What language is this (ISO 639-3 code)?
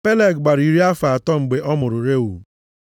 ibo